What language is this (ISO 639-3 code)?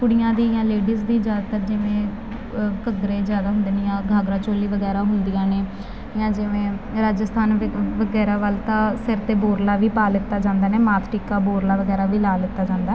pan